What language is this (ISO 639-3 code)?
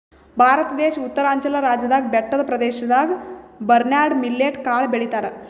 kan